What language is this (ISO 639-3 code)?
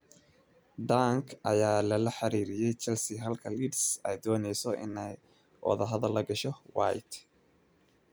som